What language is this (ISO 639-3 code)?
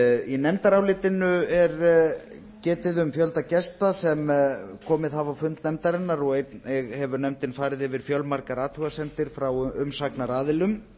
isl